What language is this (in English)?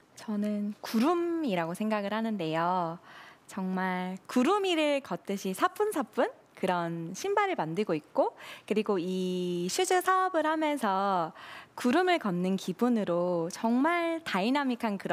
Korean